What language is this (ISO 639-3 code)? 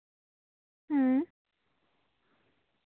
sat